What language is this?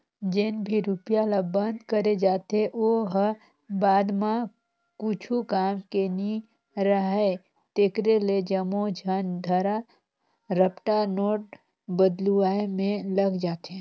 Chhattisgarhi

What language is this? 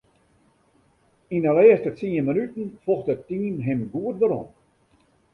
Western Frisian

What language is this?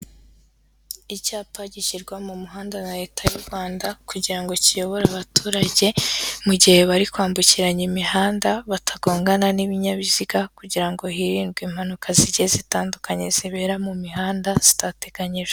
Kinyarwanda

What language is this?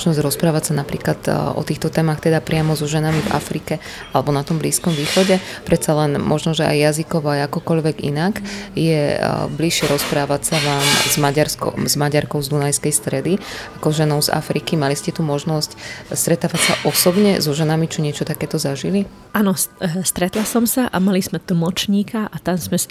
Slovak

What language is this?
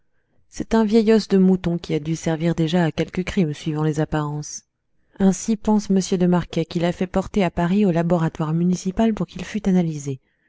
French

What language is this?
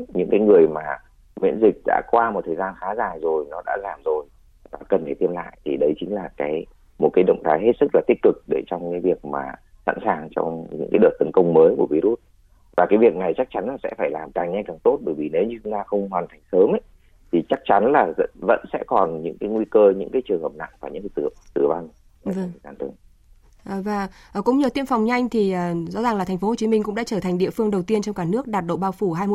Vietnamese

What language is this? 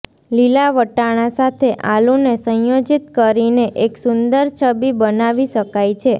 Gujarati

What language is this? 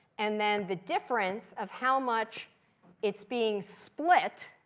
English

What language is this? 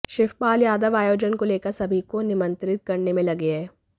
Hindi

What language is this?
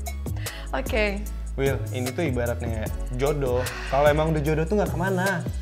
Indonesian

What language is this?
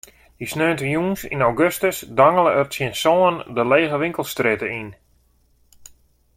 Western Frisian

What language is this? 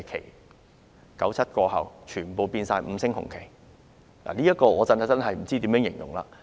Cantonese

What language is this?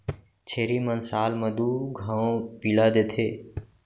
Chhattisgarhi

